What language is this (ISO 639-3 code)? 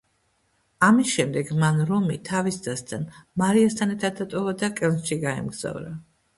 kat